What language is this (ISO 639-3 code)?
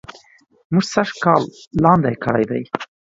pus